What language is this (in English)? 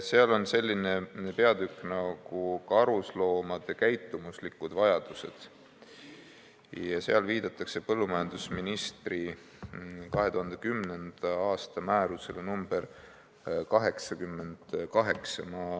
Estonian